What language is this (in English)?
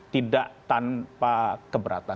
Indonesian